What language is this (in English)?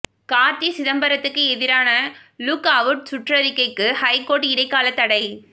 Tamil